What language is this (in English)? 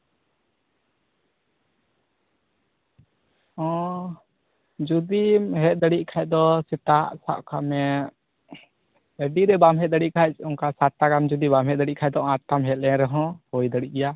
Santali